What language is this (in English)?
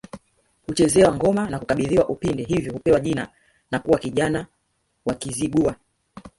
Swahili